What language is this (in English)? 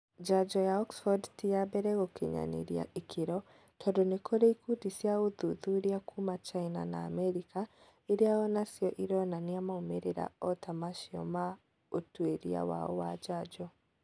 Kikuyu